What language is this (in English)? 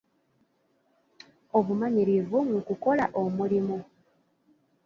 Ganda